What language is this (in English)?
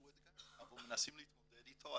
Hebrew